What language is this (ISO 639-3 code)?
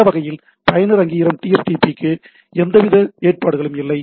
tam